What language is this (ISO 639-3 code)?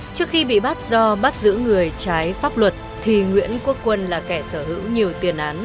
vie